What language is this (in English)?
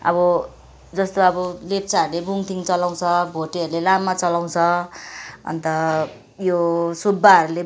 Nepali